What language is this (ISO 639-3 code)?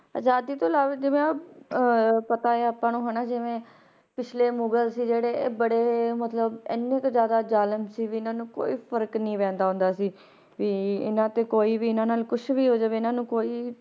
pan